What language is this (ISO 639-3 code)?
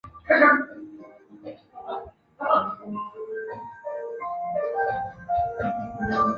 zho